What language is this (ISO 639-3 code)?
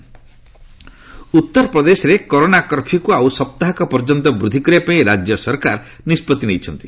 ori